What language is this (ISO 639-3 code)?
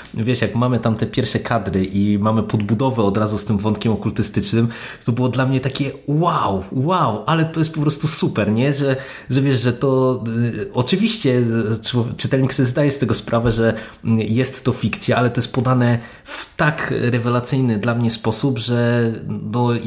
pol